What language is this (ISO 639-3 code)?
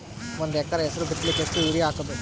kan